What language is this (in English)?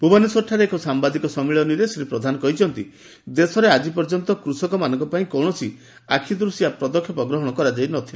Odia